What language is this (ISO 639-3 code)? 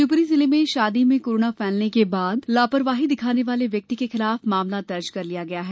hin